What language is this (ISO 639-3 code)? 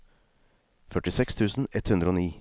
nor